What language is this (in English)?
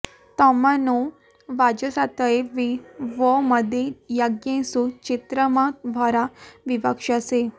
Sanskrit